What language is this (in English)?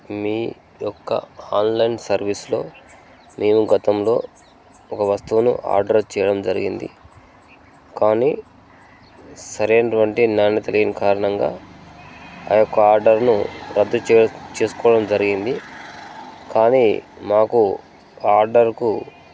Telugu